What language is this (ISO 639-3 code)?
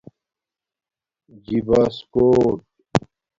dmk